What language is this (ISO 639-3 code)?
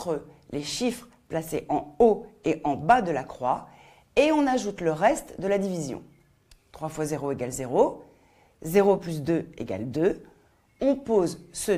fra